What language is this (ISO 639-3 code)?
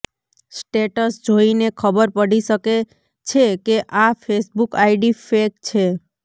guj